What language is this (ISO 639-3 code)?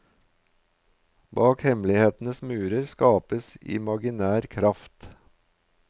nor